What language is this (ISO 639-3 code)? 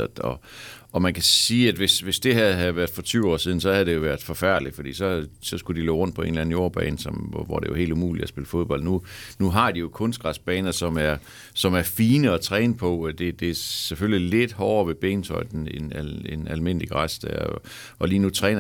dan